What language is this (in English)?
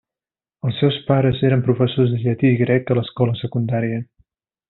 Catalan